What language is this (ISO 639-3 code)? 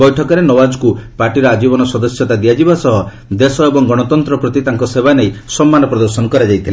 ori